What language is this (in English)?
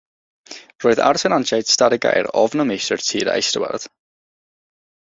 Welsh